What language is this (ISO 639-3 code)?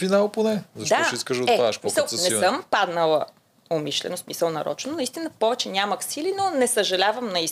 bul